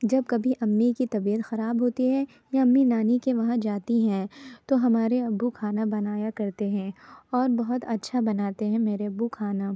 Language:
Urdu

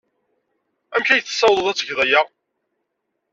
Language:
Kabyle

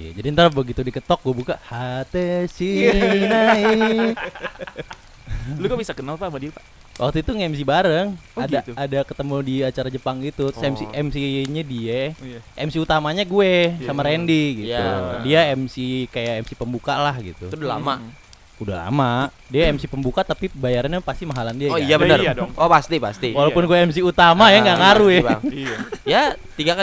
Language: Indonesian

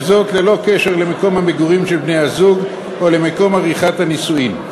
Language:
Hebrew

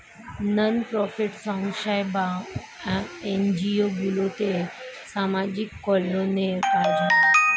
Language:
Bangla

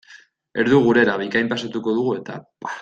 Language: Basque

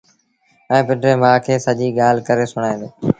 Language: Sindhi Bhil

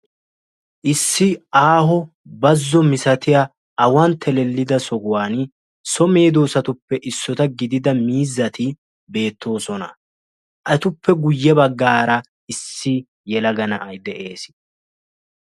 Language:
Wolaytta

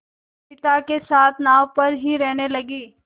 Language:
Hindi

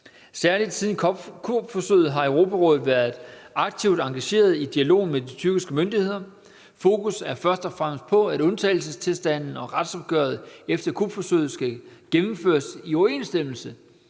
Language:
Danish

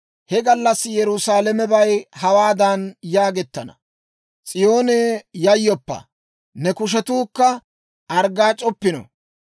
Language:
Dawro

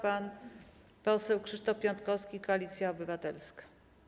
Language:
Polish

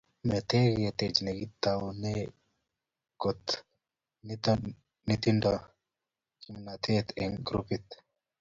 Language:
Kalenjin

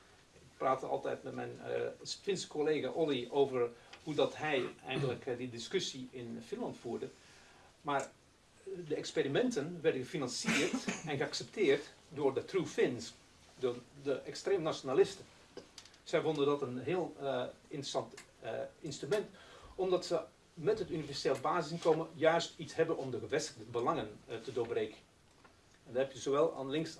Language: Dutch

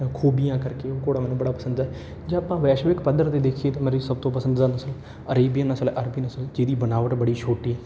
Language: Punjabi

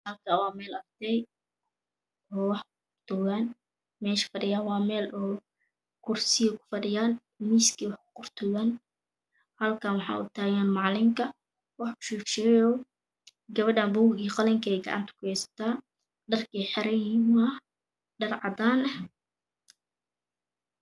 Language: Somali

